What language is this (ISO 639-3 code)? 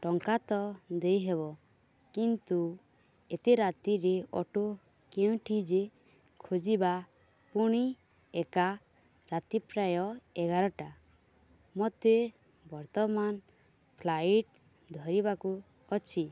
ori